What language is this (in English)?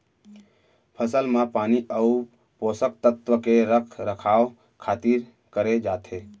Chhattisgarhi